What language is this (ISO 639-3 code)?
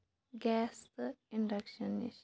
kas